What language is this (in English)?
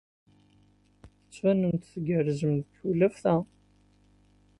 Kabyle